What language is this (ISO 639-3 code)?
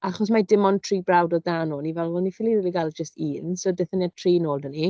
cym